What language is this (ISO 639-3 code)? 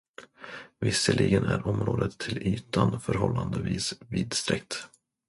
swe